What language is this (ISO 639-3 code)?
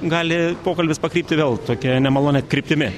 lit